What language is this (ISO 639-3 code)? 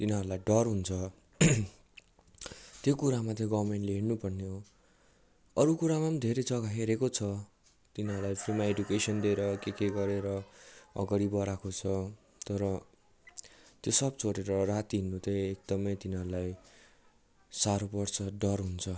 nep